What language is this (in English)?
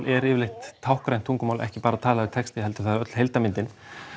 Icelandic